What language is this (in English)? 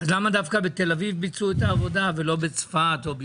Hebrew